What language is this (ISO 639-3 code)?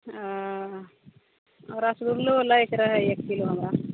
mai